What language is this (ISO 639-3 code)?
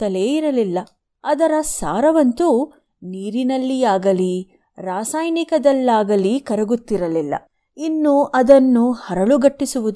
kan